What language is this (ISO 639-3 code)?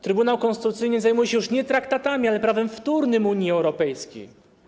pol